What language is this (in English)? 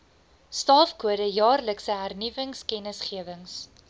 Afrikaans